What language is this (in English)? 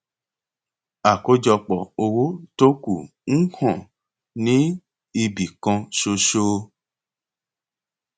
Yoruba